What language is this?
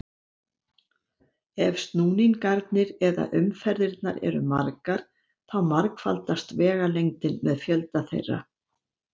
Icelandic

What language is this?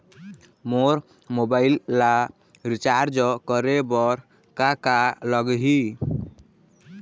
Chhattisgarhi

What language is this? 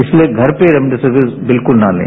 Hindi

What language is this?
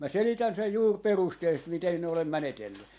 Finnish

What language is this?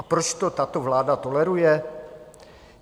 Czech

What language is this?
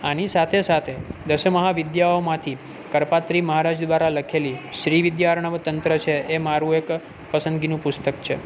Gujarati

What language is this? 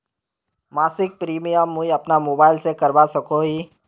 Magahi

